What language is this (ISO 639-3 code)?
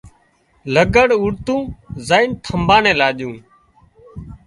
kxp